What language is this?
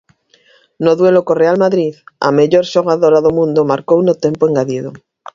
Galician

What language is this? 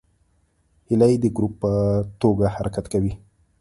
Pashto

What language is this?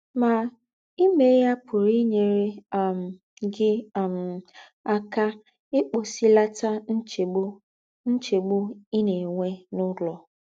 Igbo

